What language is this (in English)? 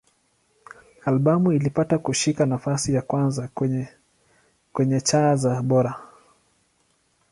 Swahili